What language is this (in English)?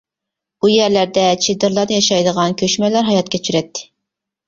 Uyghur